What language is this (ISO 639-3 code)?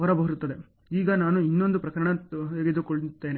kan